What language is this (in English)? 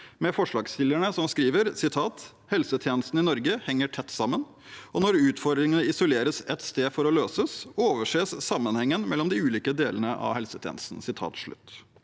Norwegian